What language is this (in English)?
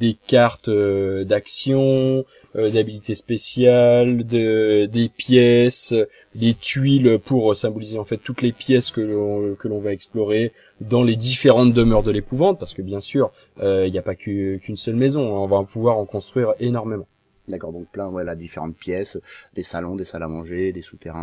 French